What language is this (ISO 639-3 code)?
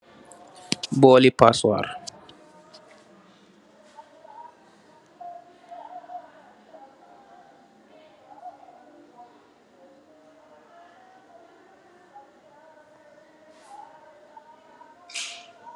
wol